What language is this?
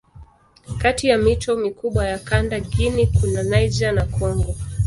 Swahili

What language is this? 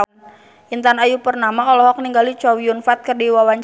Sundanese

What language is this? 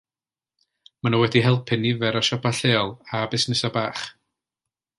Welsh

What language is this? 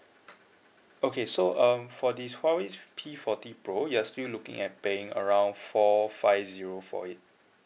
English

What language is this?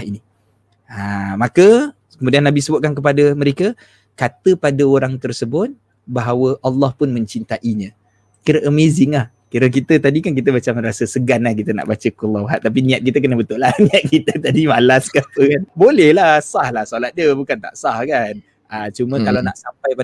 Malay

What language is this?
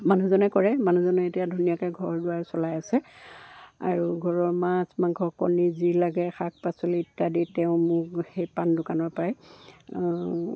Assamese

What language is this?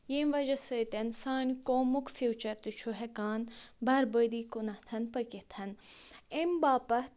Kashmiri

